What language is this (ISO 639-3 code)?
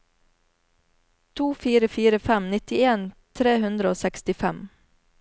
nor